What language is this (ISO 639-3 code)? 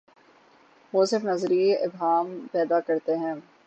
urd